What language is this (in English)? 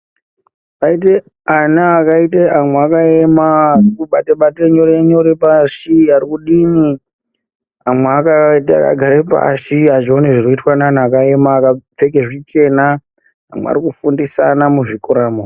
Ndau